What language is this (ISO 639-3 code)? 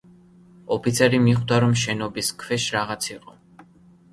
kat